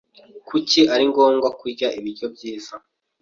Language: Kinyarwanda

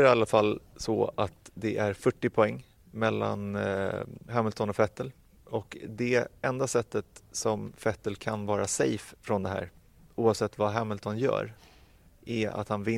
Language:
Swedish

